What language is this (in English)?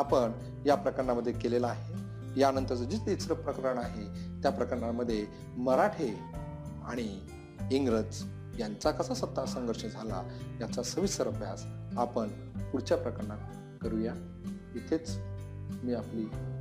Marathi